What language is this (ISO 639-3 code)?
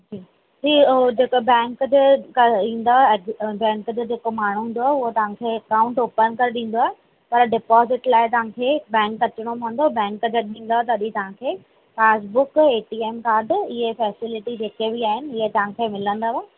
snd